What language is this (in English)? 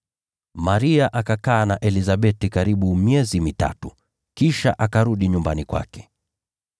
Swahili